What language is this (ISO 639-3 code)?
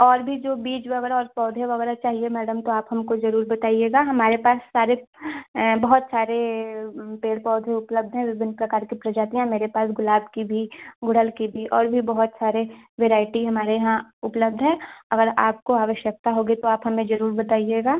hin